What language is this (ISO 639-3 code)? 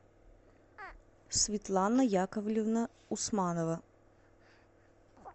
rus